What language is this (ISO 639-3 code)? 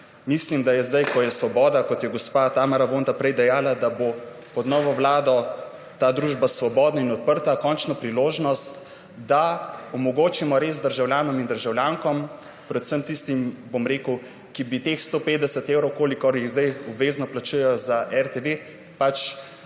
slv